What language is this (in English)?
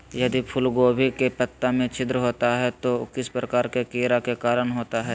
Magahi